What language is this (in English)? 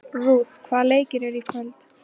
Icelandic